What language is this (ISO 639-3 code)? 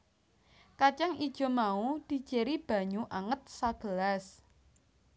jav